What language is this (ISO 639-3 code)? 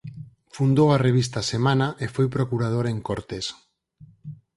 glg